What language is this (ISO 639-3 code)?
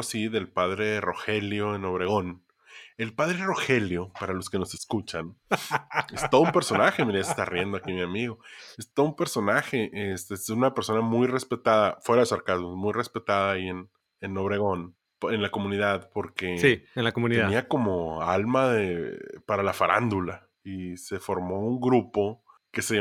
spa